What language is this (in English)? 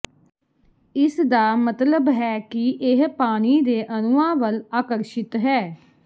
Punjabi